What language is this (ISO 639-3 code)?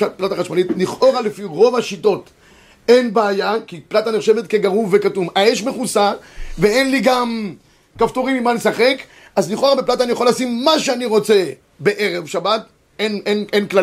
heb